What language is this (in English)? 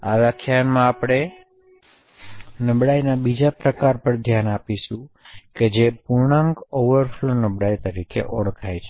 Gujarati